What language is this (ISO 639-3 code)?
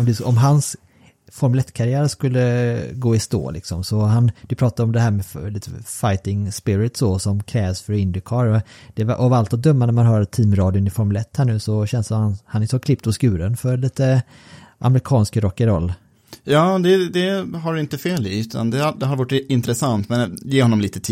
swe